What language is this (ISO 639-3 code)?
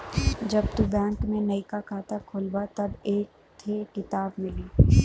bho